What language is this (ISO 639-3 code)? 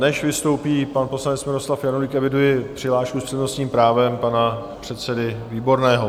ces